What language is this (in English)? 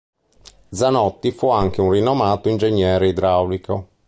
Italian